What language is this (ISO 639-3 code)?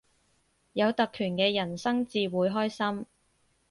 yue